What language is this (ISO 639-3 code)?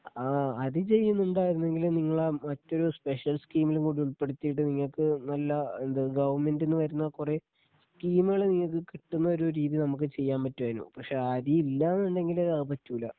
mal